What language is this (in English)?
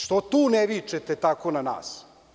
Serbian